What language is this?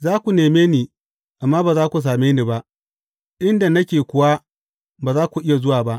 Hausa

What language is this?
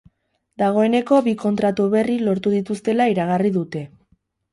Basque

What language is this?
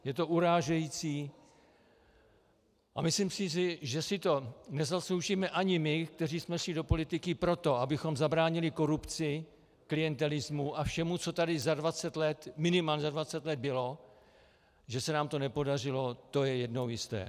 Czech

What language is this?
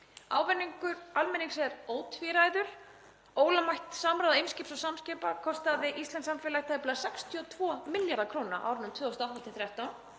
Icelandic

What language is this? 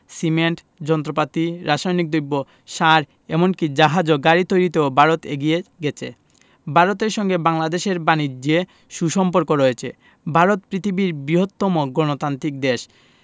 Bangla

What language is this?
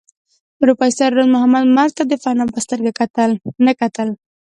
Pashto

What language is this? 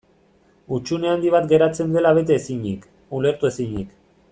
Basque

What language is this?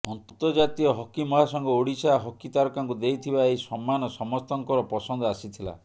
Odia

